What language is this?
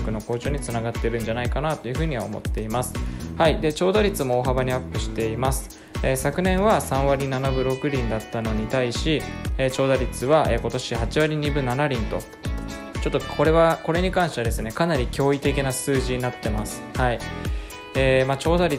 Japanese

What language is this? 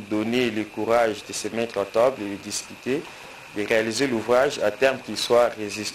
French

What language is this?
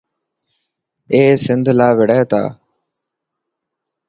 Dhatki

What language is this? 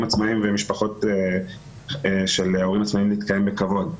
Hebrew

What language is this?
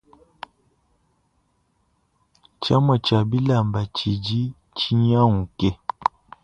Luba-Lulua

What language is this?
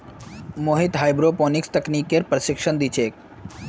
Magahi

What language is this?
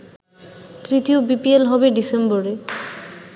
Bangla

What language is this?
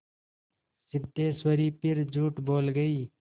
Hindi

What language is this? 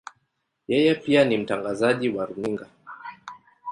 Swahili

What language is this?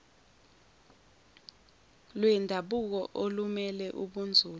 Zulu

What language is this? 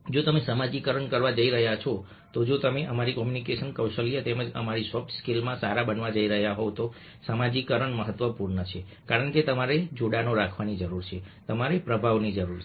Gujarati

